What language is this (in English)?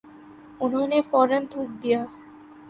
Urdu